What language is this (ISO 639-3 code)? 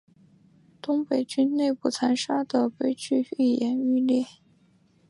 zho